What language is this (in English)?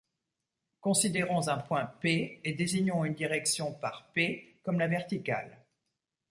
French